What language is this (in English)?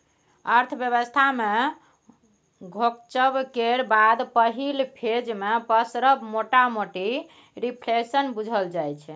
Maithili